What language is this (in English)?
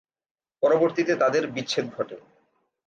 Bangla